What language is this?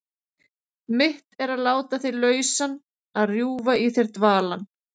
Icelandic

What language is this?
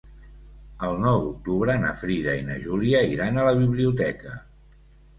Catalan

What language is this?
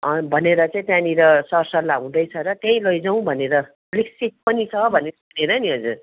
Nepali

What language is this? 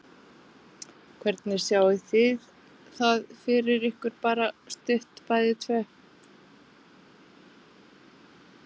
Icelandic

